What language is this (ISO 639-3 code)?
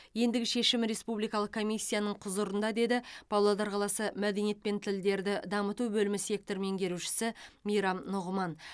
kaz